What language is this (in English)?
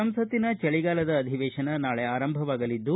Kannada